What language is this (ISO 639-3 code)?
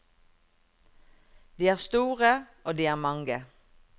nor